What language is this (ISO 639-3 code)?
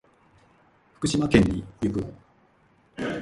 jpn